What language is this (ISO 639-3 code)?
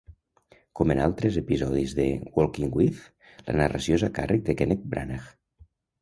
cat